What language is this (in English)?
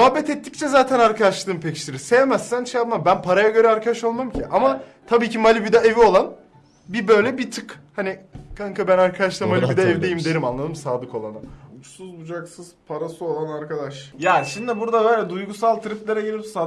Turkish